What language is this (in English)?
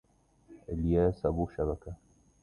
Arabic